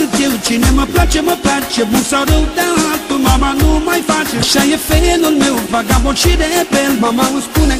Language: Romanian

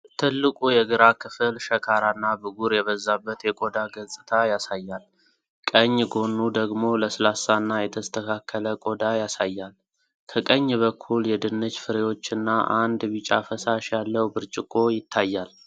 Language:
Amharic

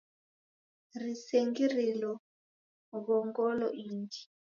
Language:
Taita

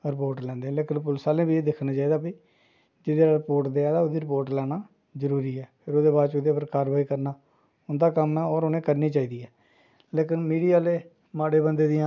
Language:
Dogri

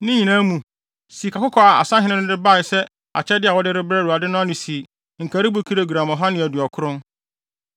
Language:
Akan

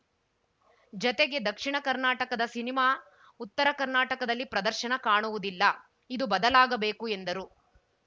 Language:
Kannada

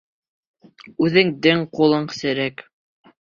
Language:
Bashkir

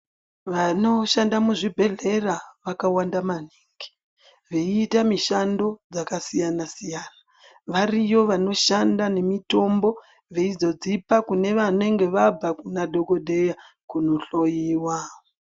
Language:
Ndau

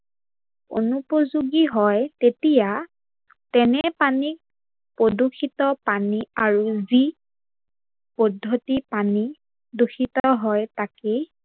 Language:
Assamese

